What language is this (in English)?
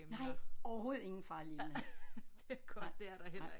Danish